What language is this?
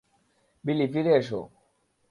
Bangla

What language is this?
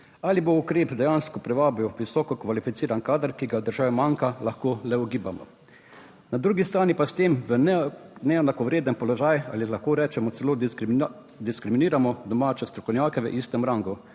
Slovenian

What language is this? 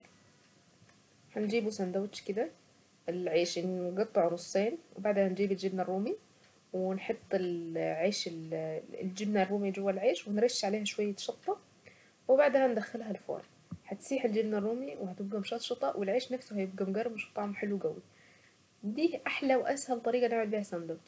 Saidi Arabic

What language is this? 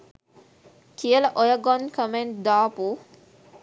Sinhala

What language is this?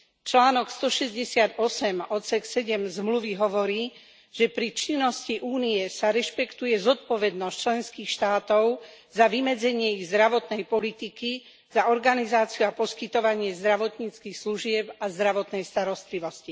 Slovak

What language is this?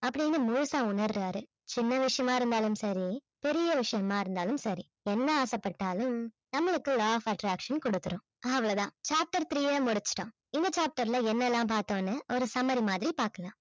Tamil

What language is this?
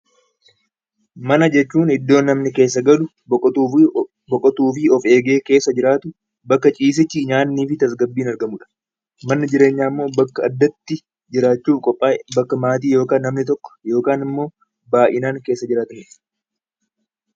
Oromo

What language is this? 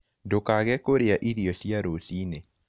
Kikuyu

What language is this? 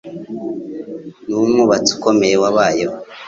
Kinyarwanda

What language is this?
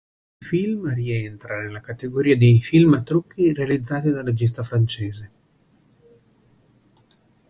Italian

